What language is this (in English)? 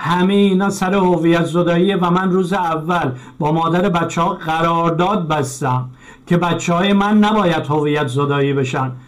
Persian